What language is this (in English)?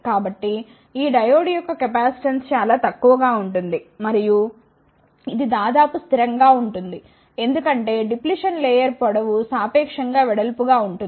Telugu